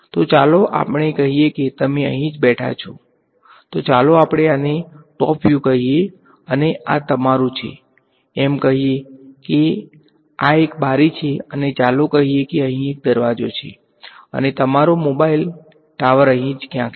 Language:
Gujarati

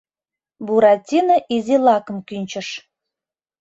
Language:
Mari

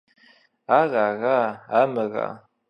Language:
Kabardian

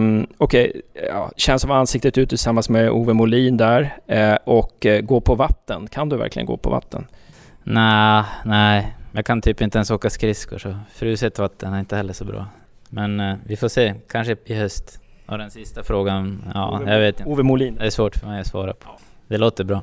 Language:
Swedish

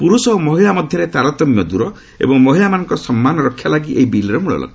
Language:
Odia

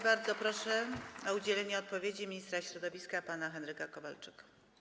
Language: Polish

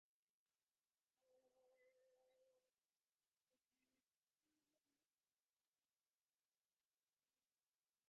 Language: Divehi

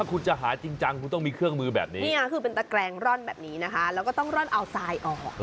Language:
Thai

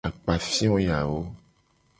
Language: Gen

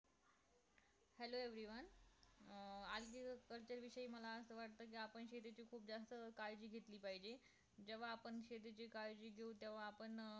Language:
Marathi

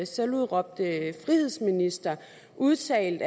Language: Danish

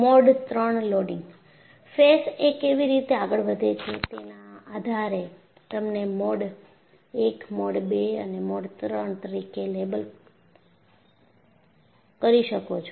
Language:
Gujarati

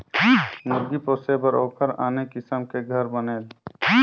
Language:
Chhattisgarhi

